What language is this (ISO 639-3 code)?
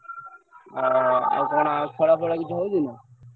ori